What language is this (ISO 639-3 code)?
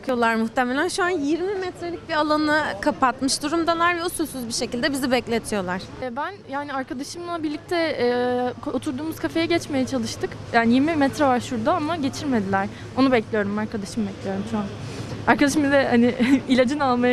tur